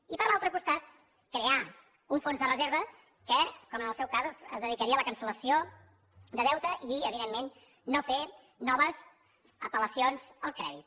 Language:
Catalan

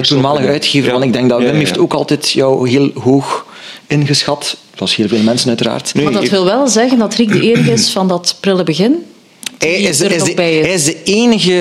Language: Dutch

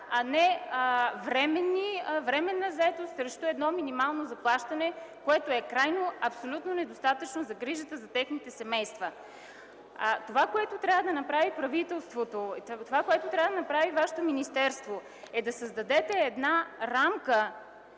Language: Bulgarian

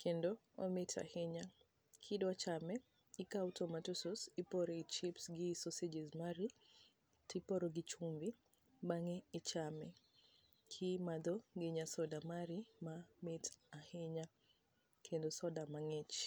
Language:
Luo (Kenya and Tanzania)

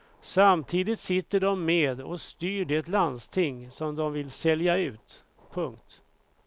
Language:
Swedish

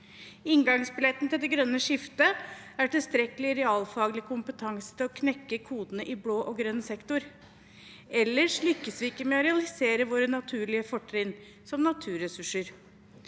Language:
Norwegian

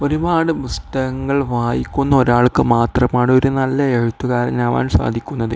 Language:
Malayalam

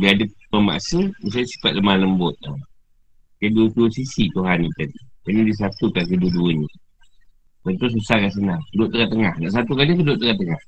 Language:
Malay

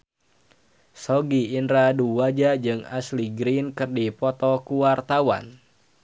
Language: Sundanese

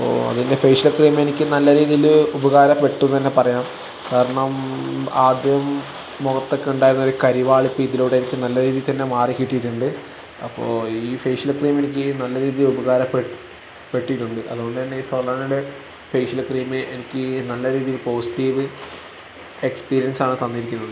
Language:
Malayalam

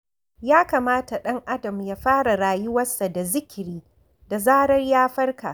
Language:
Hausa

